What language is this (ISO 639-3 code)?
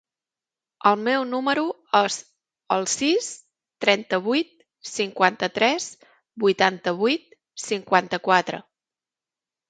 cat